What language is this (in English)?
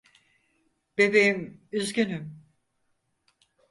Turkish